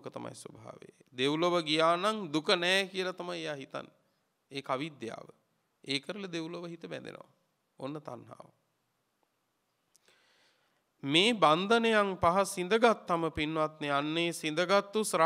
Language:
Romanian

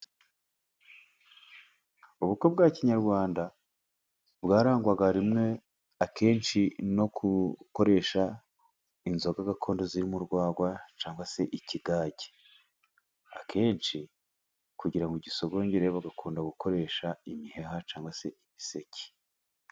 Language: Kinyarwanda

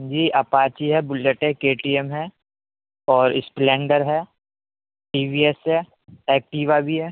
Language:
Urdu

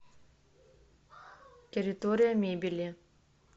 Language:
Russian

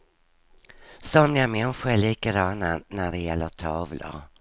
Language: Swedish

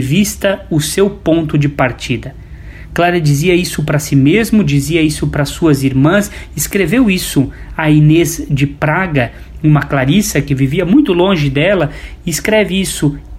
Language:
Portuguese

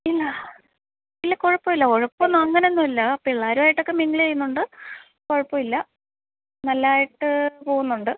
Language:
Malayalam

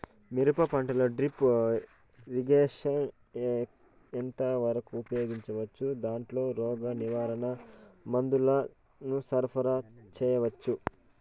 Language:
Telugu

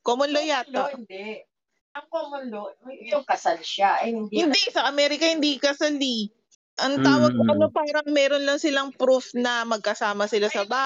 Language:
Filipino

